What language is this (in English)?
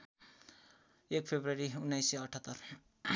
Nepali